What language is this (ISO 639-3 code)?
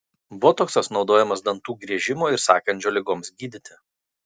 lit